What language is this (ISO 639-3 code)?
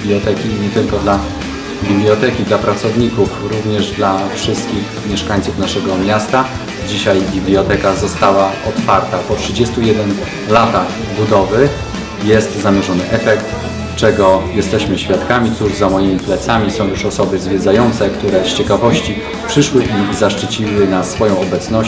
pol